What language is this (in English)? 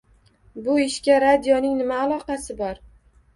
Uzbek